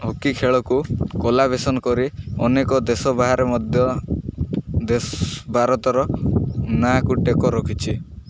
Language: Odia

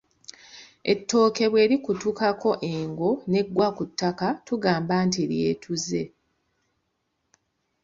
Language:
Ganda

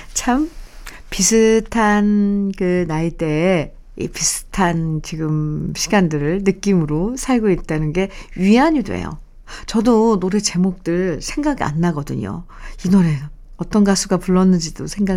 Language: Korean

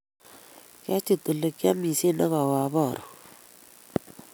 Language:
Kalenjin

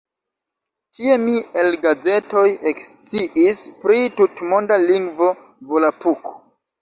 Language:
Esperanto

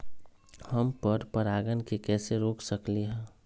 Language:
Magahi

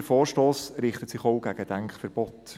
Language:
Swiss German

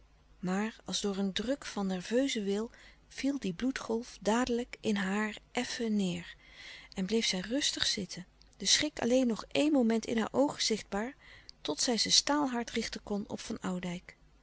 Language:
Dutch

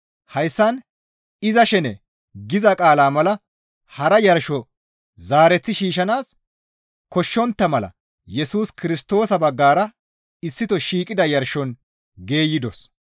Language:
Gamo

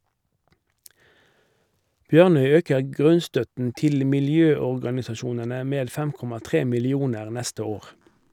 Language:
Norwegian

